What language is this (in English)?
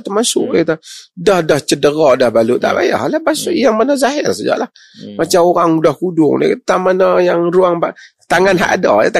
Malay